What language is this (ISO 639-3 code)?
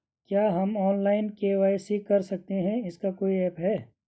hin